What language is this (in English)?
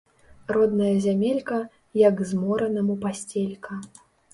Belarusian